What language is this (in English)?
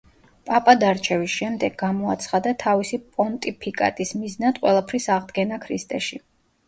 Georgian